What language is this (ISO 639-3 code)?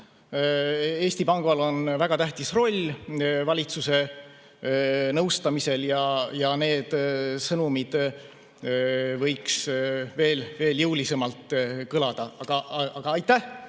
est